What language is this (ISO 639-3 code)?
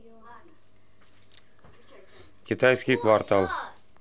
rus